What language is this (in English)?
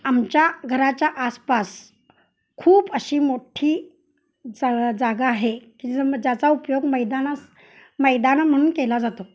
Marathi